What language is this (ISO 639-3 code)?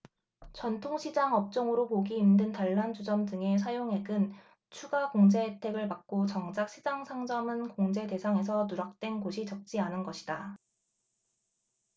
kor